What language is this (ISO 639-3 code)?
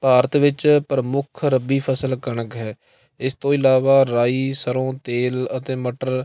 pan